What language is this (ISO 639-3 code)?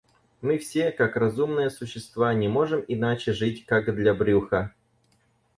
rus